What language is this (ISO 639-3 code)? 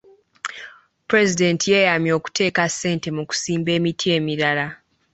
lug